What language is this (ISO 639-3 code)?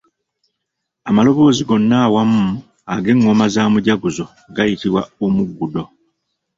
lug